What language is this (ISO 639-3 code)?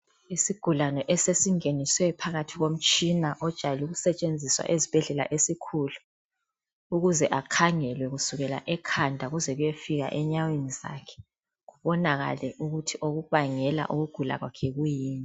nde